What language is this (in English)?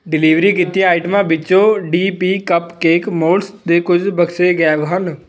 Punjabi